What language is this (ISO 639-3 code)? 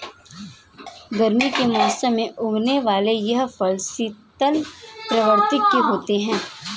hin